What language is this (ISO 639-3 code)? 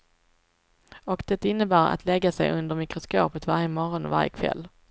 swe